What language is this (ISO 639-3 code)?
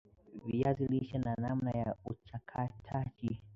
swa